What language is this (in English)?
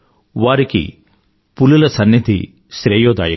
Telugu